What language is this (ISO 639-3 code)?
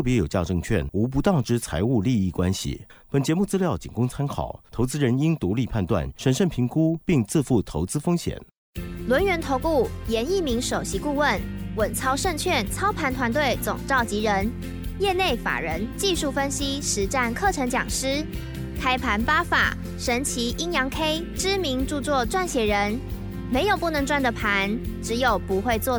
zho